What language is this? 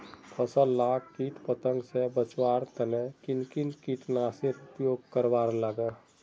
Magahi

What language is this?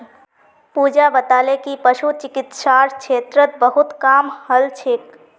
Magahi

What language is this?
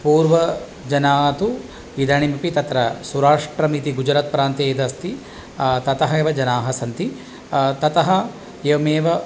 Sanskrit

